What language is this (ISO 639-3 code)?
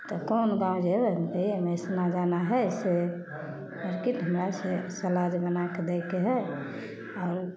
mai